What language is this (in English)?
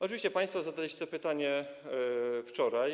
Polish